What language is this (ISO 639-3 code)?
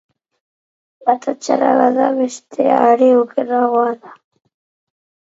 eus